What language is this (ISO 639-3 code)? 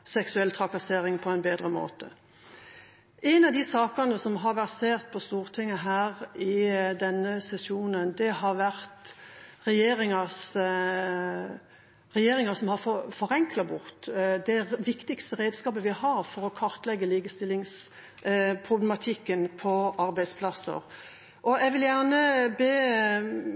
nob